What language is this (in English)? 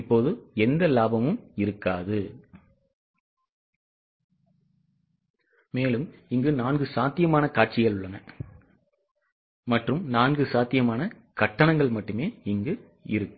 Tamil